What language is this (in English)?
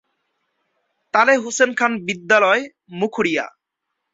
Bangla